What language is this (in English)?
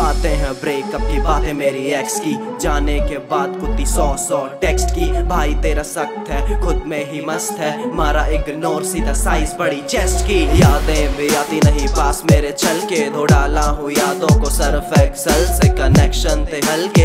Hindi